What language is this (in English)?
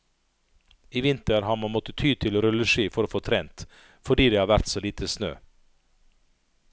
Norwegian